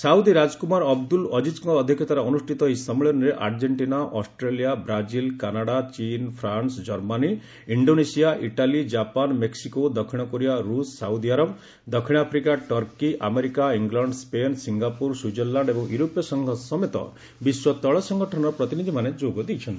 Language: Odia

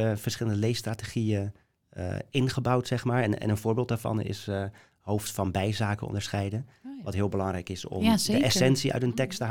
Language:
Dutch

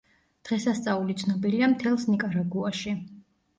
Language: Georgian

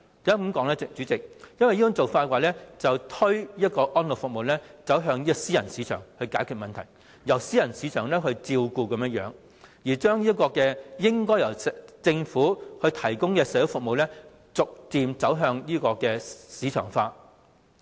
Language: Cantonese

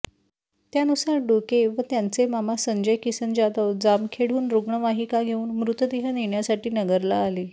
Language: Marathi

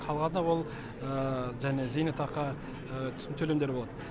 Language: Kazakh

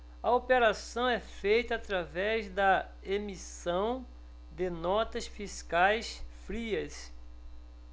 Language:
Portuguese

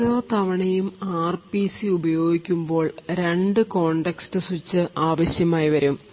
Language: Malayalam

